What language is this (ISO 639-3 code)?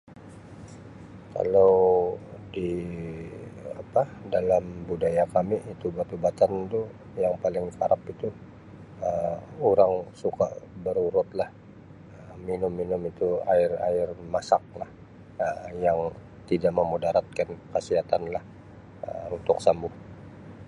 msi